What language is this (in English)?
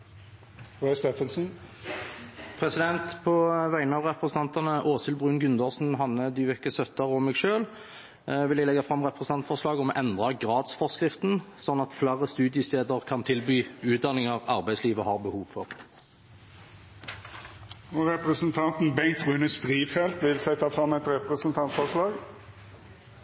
Norwegian